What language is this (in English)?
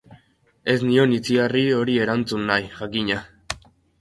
Basque